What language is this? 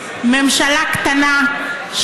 Hebrew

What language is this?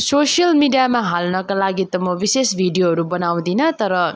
Nepali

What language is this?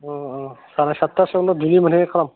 Bodo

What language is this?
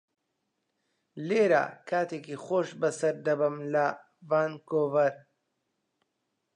Central Kurdish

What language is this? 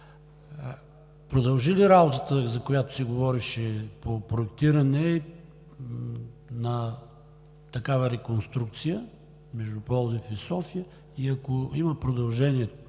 Bulgarian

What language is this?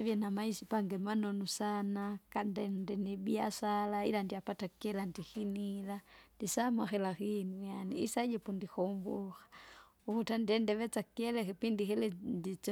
Kinga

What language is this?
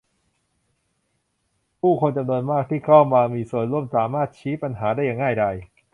Thai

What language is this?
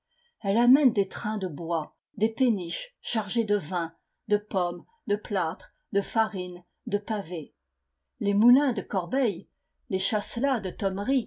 French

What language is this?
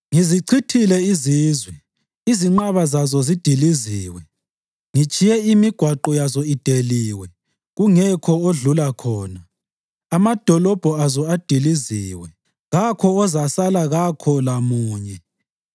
North Ndebele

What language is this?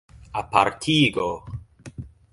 Esperanto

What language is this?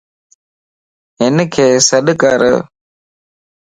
Lasi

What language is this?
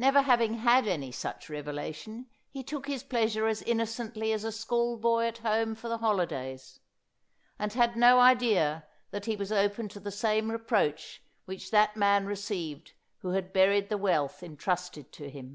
English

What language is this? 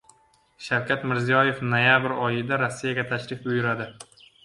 Uzbek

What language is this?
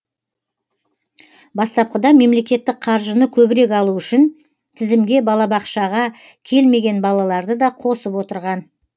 Kazakh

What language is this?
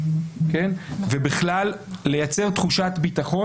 Hebrew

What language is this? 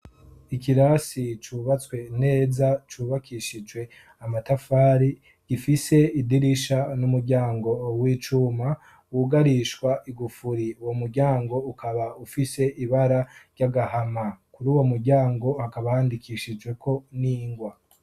Rundi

